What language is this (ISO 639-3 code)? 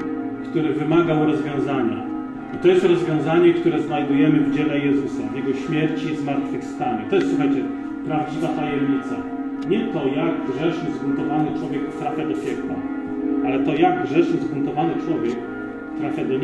pol